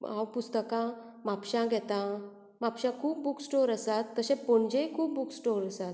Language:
Konkani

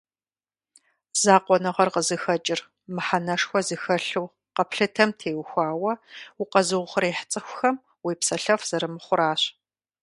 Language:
Kabardian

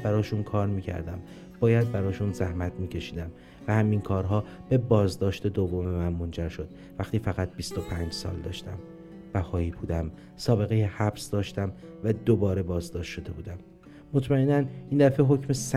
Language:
Persian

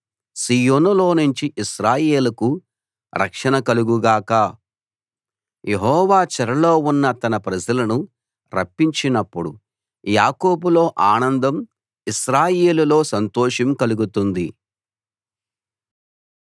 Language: Telugu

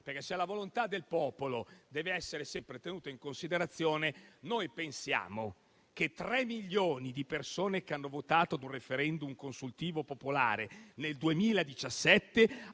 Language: Italian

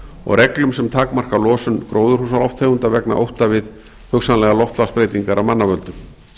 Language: Icelandic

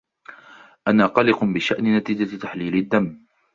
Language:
Arabic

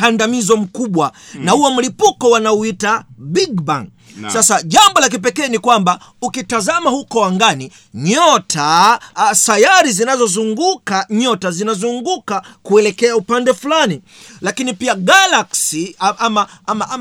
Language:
Swahili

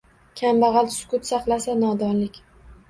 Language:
Uzbek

